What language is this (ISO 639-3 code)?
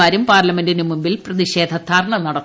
mal